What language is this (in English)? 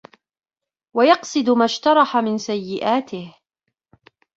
Arabic